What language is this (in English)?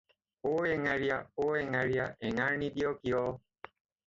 Assamese